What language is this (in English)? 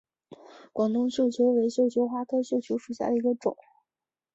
Chinese